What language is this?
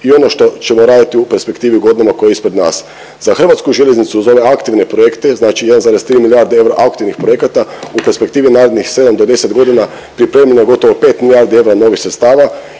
Croatian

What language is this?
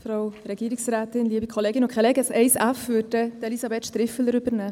Swiss German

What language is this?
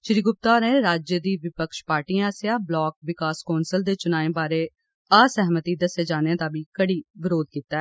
Dogri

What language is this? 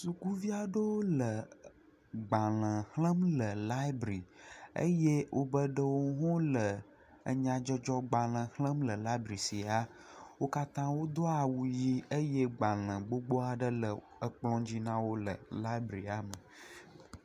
Ewe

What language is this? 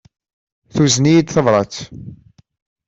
Kabyle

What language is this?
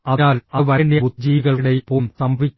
Malayalam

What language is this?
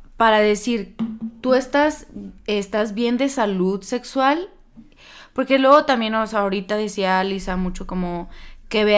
Spanish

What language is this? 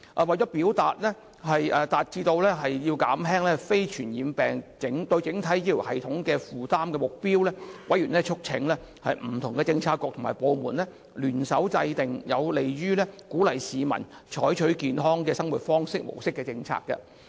Cantonese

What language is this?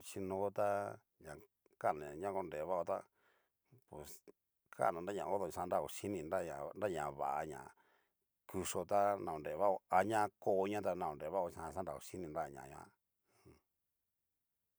Cacaloxtepec Mixtec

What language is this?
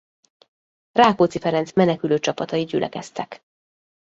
Hungarian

